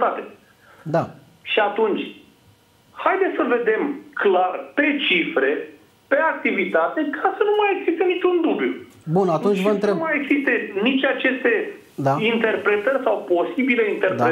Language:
Romanian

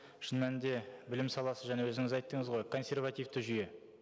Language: Kazakh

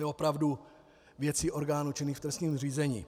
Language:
Czech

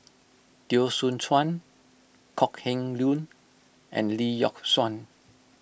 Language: English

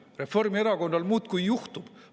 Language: Estonian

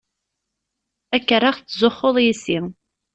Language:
Kabyle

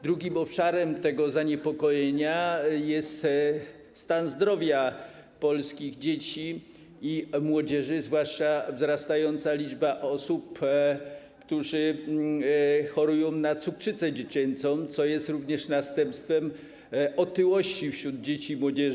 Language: Polish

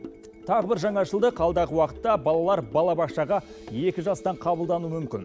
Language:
Kazakh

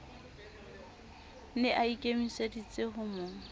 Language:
Southern Sotho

